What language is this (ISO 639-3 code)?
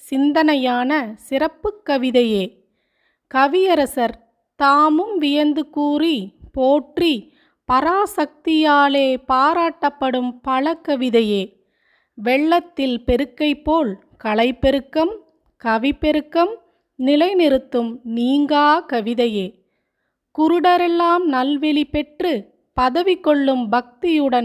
tam